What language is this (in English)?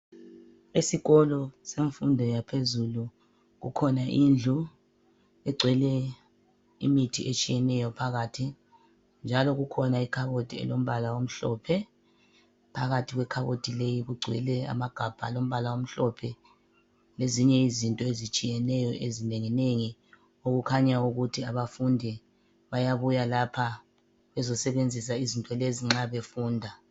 North Ndebele